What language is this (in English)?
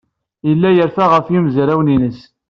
Kabyle